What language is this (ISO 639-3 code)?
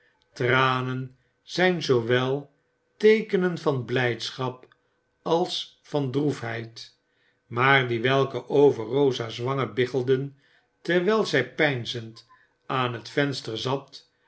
nld